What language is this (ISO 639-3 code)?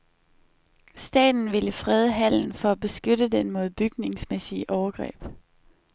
dan